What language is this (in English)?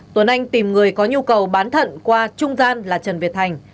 Vietnamese